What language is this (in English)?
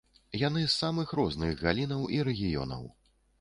Belarusian